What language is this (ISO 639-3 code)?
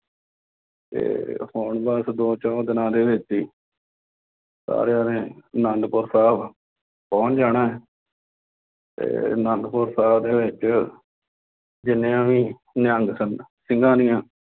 pan